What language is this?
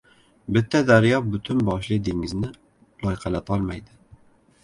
Uzbek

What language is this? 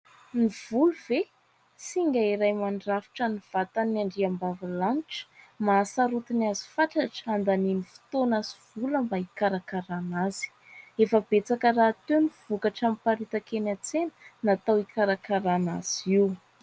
Malagasy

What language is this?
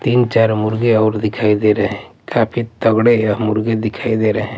Hindi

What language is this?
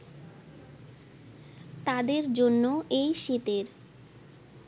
Bangla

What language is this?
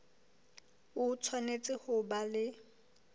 Southern Sotho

